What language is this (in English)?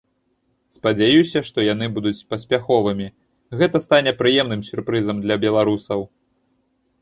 Belarusian